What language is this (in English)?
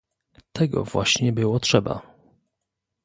Polish